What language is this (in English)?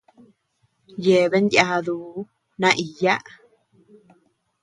Tepeuxila Cuicatec